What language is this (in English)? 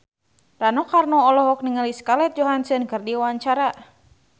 Sundanese